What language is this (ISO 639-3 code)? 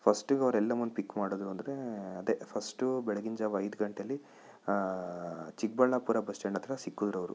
kan